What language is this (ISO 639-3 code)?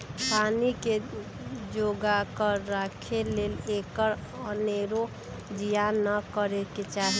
mag